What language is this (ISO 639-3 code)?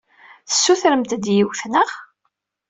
kab